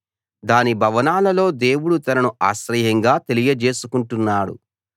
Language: Telugu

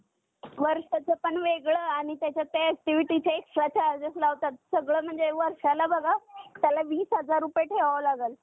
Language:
Marathi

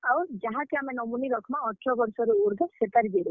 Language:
Odia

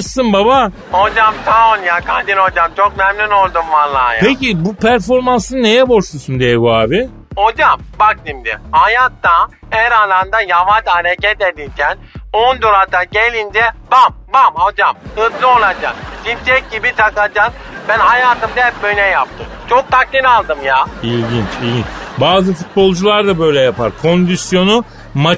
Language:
Turkish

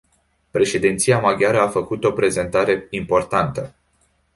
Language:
Romanian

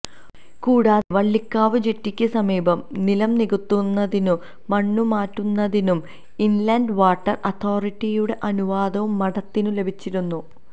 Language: Malayalam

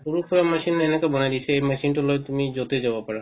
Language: Assamese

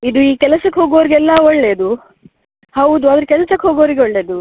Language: Kannada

